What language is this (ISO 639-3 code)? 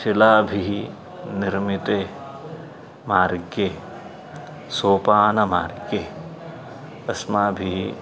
san